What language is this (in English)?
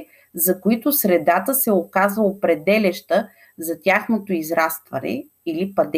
Bulgarian